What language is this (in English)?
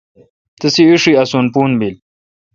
Kalkoti